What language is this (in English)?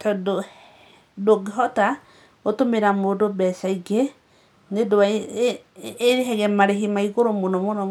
Kikuyu